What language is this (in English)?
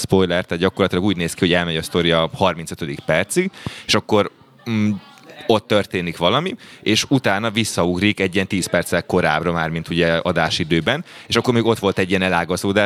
Hungarian